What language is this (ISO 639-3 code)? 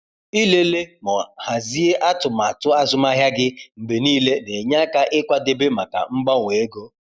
ibo